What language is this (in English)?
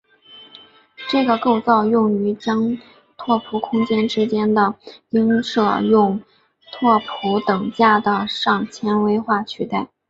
Chinese